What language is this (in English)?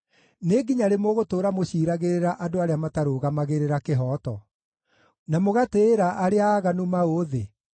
Kikuyu